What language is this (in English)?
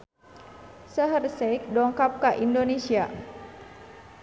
Sundanese